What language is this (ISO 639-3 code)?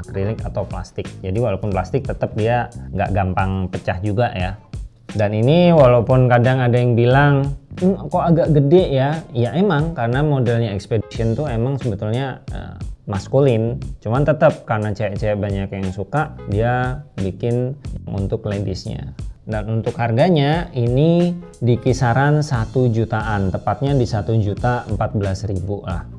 ind